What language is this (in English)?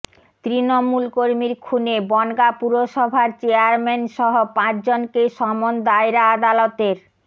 Bangla